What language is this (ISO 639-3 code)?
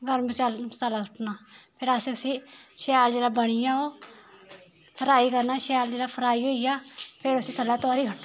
doi